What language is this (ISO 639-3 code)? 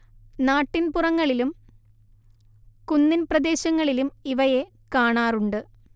mal